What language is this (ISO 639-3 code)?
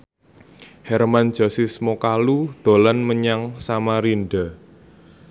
jav